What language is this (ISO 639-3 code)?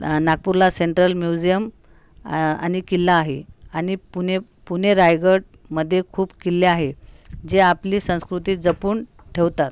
mar